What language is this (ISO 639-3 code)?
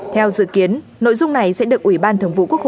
vie